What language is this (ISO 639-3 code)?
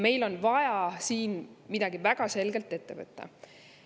est